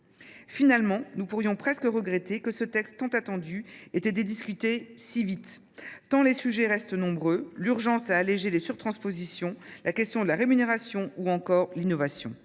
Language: French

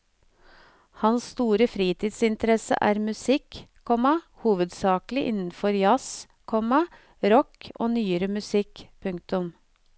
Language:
Norwegian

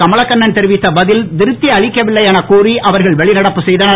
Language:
Tamil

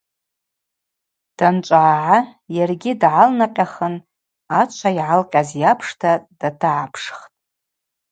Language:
Abaza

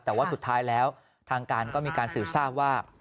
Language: Thai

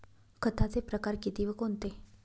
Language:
Marathi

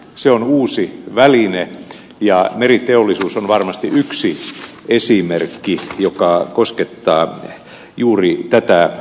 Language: Finnish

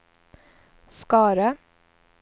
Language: Swedish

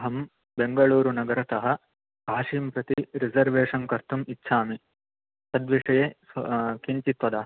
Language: Sanskrit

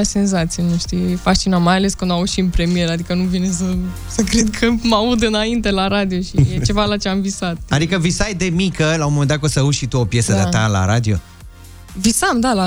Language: Romanian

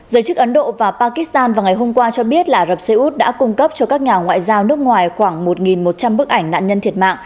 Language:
Vietnamese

